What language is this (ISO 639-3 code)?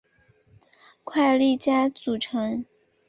zho